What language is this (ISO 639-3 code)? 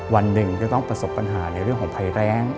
tha